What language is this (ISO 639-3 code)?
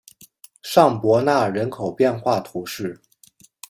zho